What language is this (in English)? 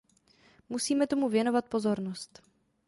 Czech